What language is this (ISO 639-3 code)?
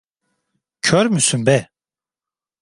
tur